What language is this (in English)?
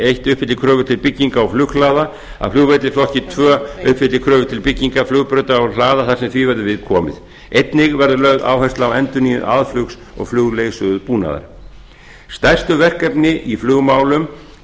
Icelandic